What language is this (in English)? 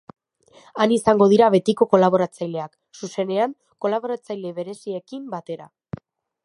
Basque